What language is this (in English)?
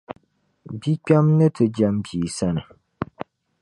Dagbani